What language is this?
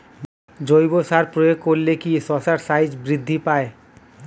Bangla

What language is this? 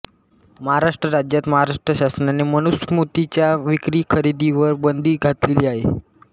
Marathi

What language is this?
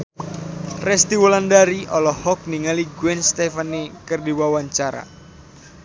Sundanese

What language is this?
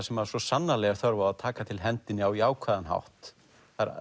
Icelandic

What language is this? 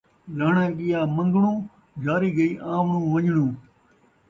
Saraiki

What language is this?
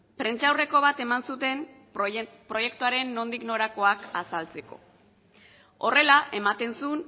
Basque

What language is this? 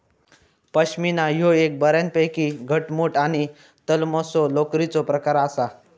Marathi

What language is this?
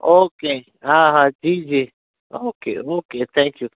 Gujarati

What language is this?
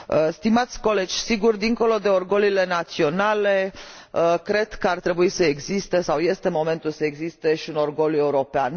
Romanian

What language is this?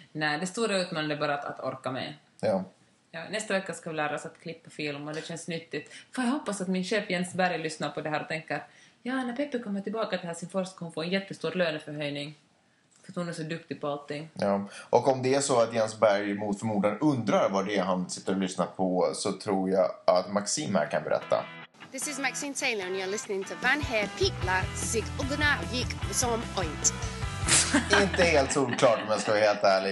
Swedish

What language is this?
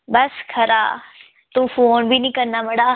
Dogri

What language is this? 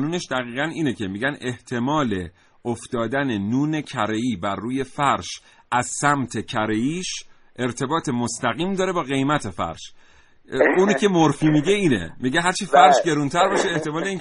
Persian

